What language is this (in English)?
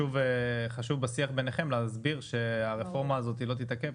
Hebrew